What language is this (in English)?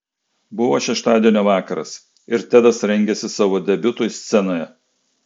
Lithuanian